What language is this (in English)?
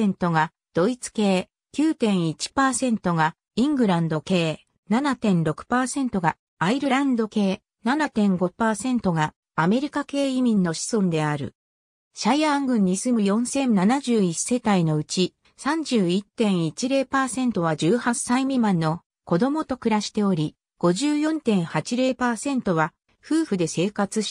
Japanese